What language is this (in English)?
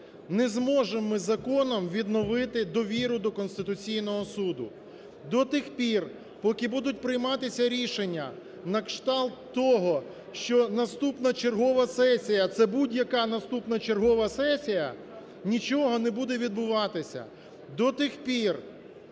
Ukrainian